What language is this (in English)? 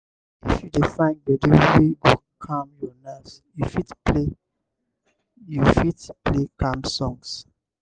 Nigerian Pidgin